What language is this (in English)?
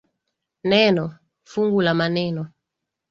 Swahili